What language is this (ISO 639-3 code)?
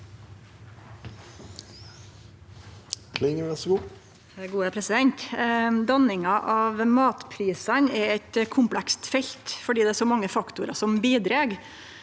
nor